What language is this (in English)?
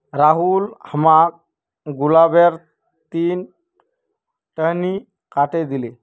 Magahi